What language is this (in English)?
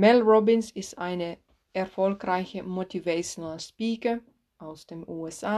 German